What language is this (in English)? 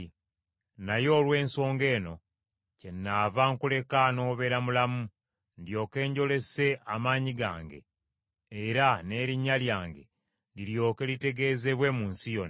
Ganda